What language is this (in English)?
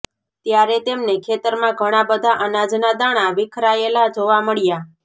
Gujarati